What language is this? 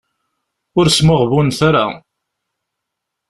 Kabyle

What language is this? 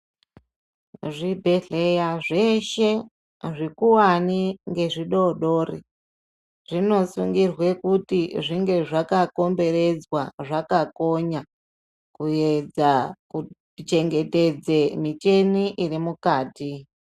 Ndau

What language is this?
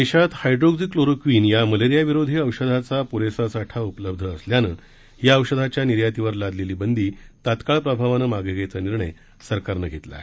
Marathi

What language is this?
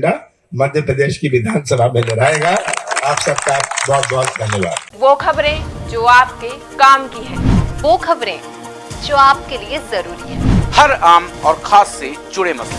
Hindi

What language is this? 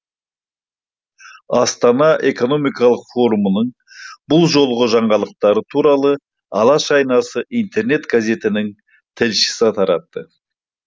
Kazakh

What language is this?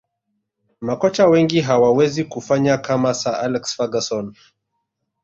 Swahili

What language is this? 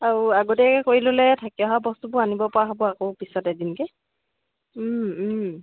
Assamese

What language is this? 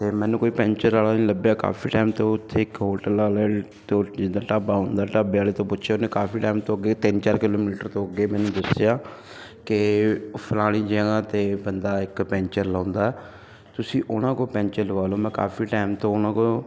Punjabi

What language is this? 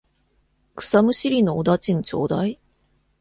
Japanese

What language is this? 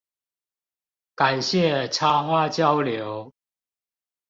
Chinese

